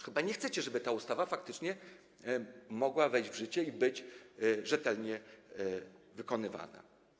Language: Polish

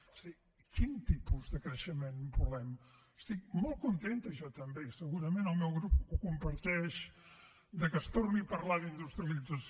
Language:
Catalan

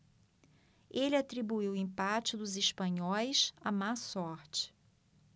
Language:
Portuguese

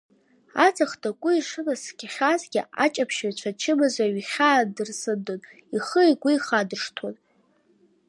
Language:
Abkhazian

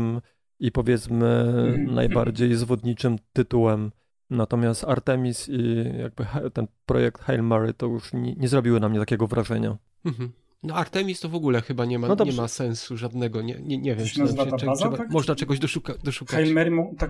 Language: Polish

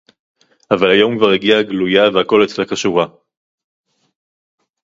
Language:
Hebrew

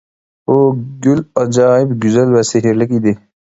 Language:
Uyghur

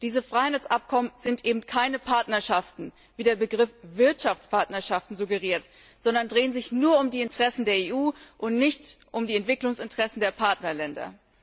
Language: German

